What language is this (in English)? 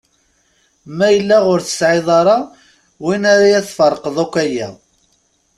Kabyle